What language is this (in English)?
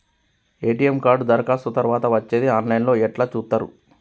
Telugu